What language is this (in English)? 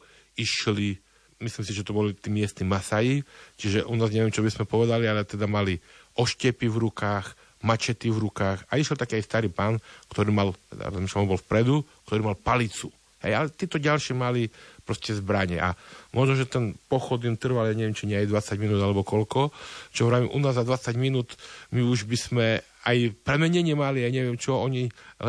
Slovak